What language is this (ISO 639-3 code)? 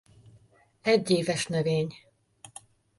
hun